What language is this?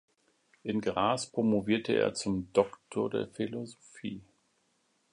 German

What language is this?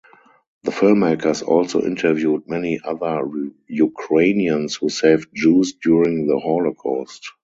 English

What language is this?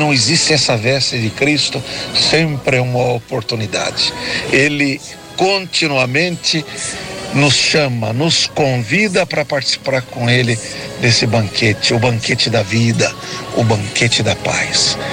Portuguese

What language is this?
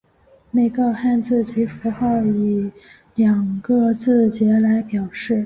Chinese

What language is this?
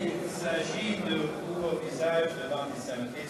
Hebrew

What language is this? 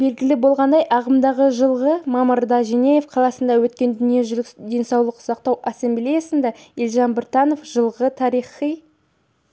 Kazakh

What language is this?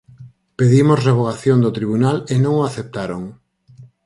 Galician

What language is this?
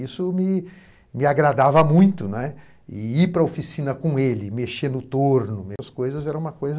Portuguese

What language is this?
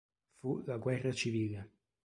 Italian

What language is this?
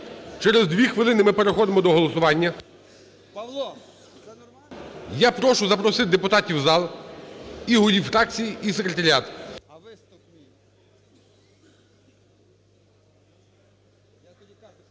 Ukrainian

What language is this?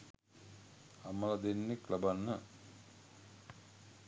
Sinhala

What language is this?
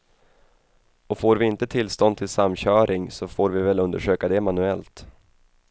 Swedish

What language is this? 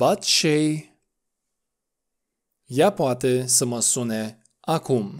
Romanian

